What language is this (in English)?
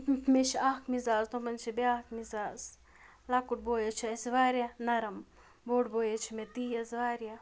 Kashmiri